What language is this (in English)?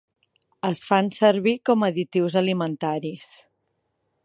Catalan